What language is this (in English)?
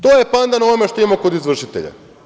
Serbian